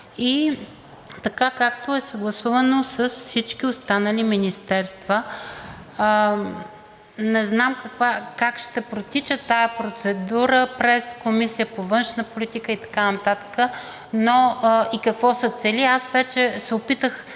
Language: Bulgarian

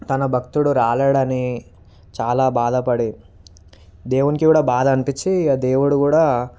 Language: Telugu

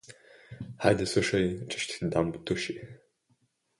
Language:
Bulgarian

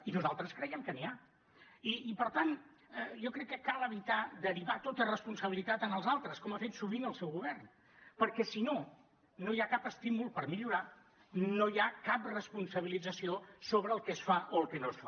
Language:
Catalan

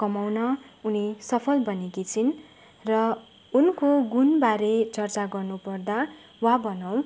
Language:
Nepali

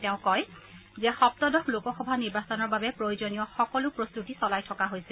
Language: Assamese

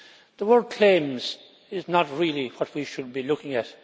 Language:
English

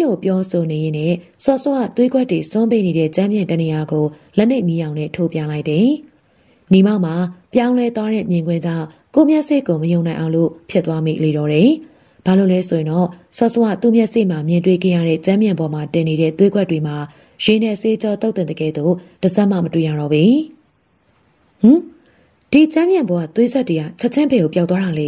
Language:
Thai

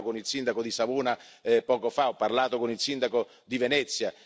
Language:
Italian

